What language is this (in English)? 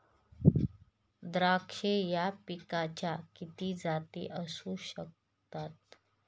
Marathi